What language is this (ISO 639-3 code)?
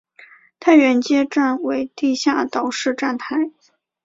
zho